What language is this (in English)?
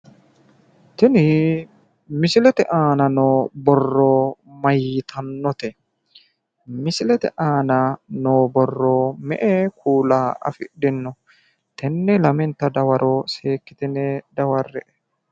Sidamo